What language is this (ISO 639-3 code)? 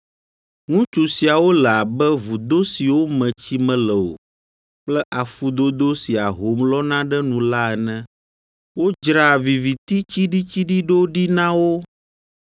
ewe